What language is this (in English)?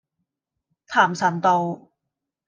Cantonese